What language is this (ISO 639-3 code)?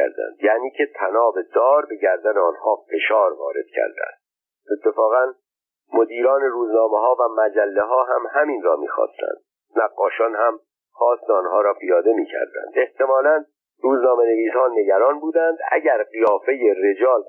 fas